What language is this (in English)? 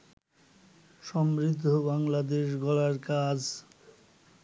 Bangla